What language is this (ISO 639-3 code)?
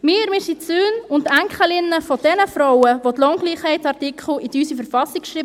gsw